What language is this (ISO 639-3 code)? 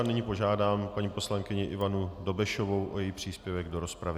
ces